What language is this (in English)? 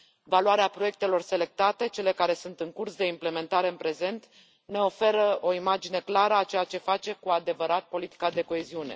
Romanian